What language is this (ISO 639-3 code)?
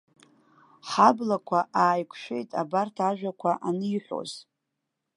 abk